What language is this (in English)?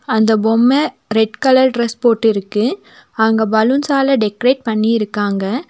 Tamil